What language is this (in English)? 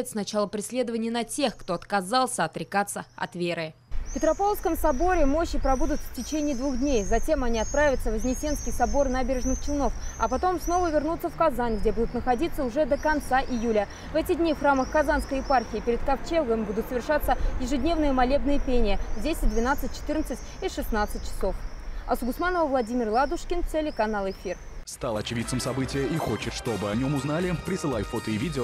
Russian